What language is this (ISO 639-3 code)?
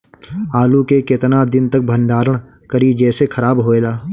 bho